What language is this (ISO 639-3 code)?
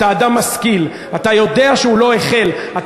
heb